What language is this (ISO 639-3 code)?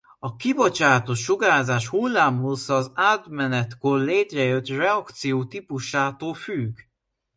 hun